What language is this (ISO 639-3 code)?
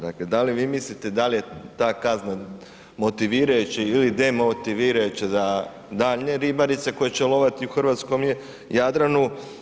hrv